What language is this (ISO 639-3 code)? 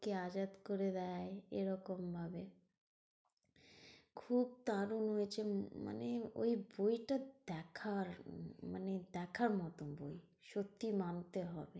ben